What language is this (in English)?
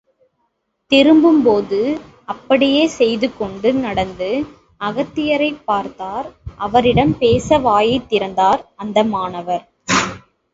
Tamil